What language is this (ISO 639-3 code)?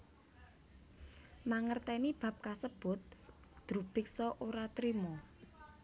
jav